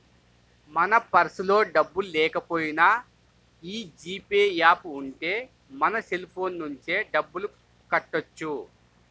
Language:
Telugu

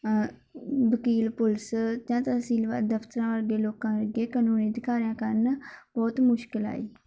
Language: Punjabi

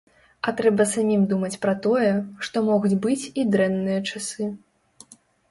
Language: Belarusian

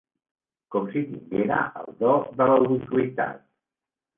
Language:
Catalan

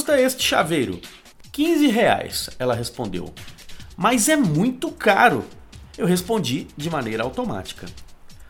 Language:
Portuguese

